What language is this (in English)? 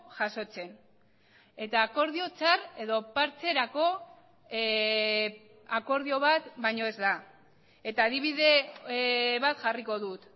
Basque